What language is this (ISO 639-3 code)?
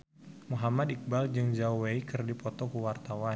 sun